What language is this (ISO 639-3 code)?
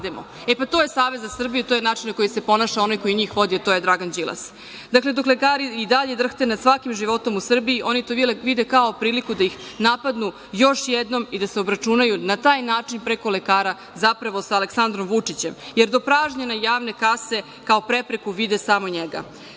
srp